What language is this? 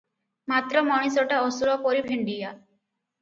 Odia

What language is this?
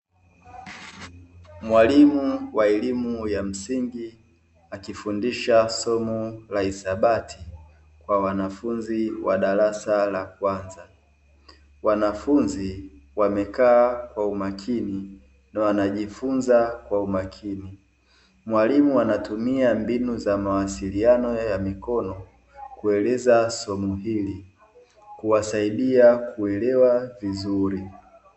Swahili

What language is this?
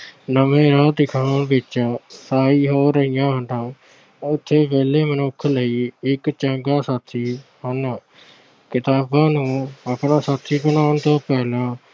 Punjabi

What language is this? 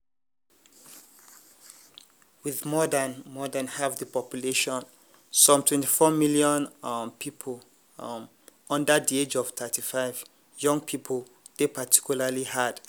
Nigerian Pidgin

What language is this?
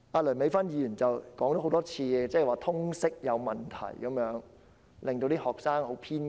Cantonese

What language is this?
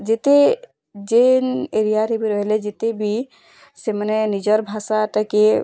Odia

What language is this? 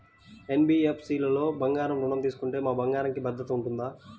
Telugu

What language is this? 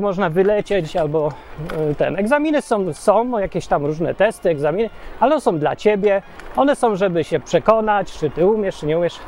Polish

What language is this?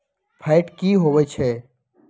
Magahi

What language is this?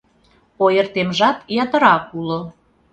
Mari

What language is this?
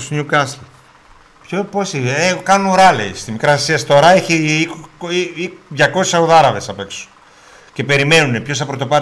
Greek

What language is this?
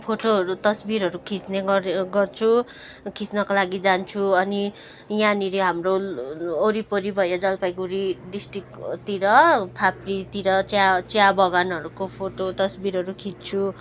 Nepali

